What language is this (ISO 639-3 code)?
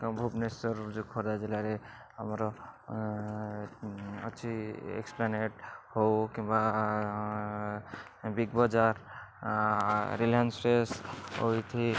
ori